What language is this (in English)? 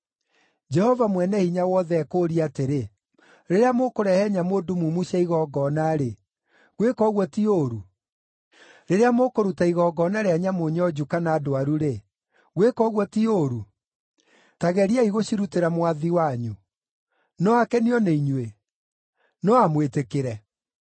Kikuyu